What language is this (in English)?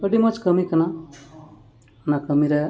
Santali